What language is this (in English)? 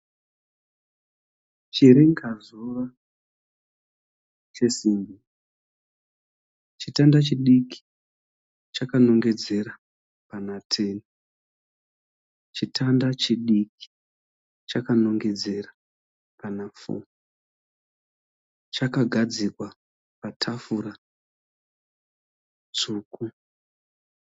Shona